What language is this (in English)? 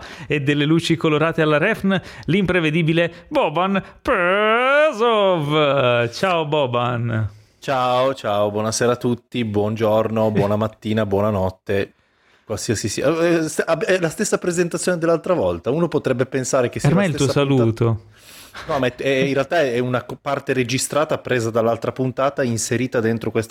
Italian